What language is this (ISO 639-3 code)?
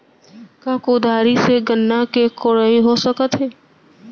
hne